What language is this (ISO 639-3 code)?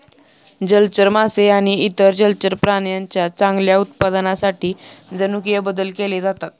mar